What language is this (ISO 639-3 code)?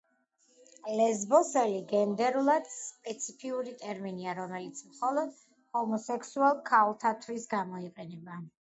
kat